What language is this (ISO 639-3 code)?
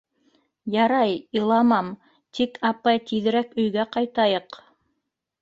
bak